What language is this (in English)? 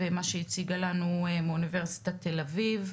Hebrew